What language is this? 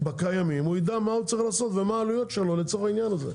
Hebrew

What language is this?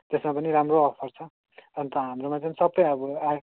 Nepali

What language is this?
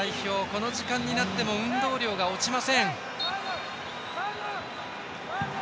Japanese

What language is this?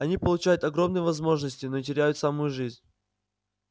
Russian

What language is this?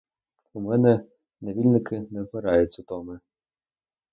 Ukrainian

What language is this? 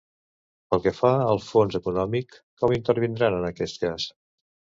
Catalan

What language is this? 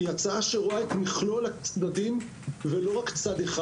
Hebrew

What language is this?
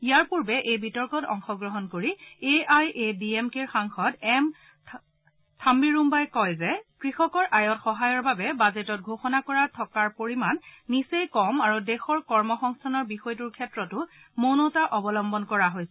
Assamese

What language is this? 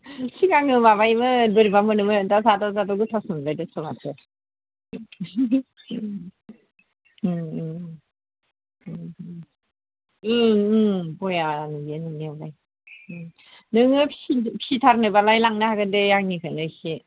Bodo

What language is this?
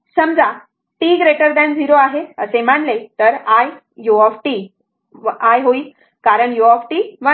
Marathi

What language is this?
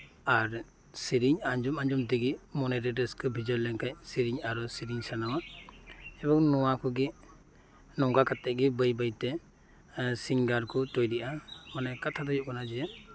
Santali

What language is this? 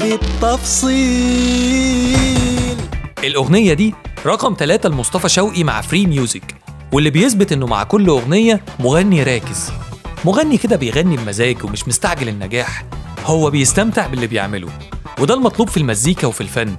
Arabic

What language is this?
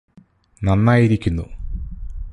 Malayalam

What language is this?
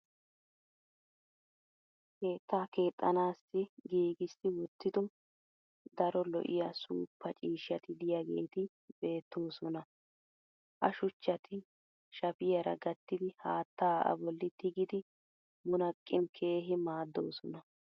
Wolaytta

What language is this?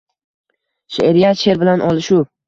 Uzbek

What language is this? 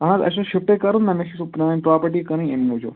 Kashmiri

